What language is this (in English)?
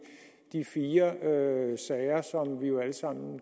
Danish